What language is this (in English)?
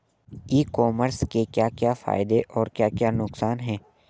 Hindi